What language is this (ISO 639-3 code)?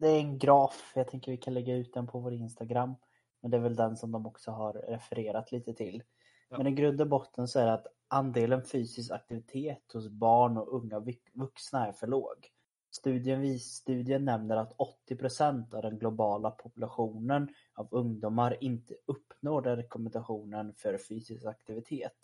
swe